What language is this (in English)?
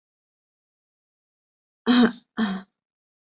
Chinese